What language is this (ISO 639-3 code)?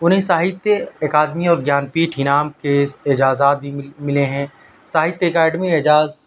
urd